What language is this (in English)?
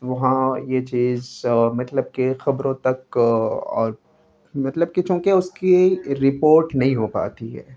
Urdu